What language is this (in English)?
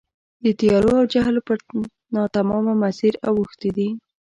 Pashto